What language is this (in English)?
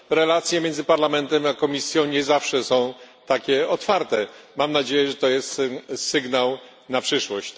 Polish